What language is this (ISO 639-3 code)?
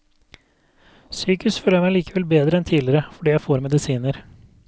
nor